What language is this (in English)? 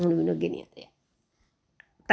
Punjabi